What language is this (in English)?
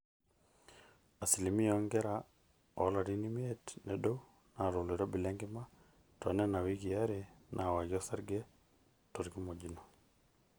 Masai